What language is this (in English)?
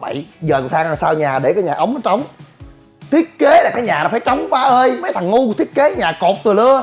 Vietnamese